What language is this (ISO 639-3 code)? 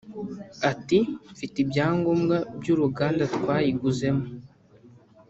kin